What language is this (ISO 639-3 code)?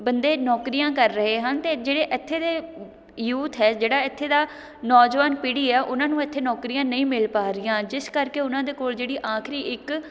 pan